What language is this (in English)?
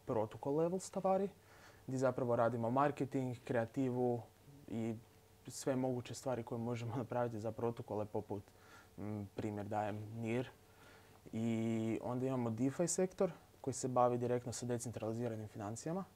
Croatian